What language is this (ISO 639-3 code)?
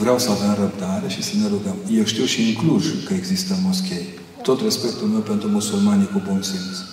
ron